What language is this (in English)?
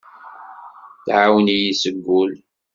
Kabyle